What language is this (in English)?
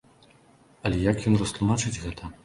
Belarusian